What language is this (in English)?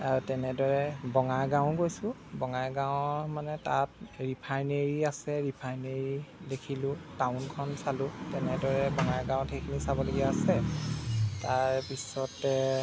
Assamese